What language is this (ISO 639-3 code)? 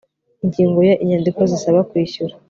kin